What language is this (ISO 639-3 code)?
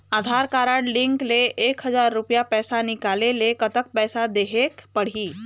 hne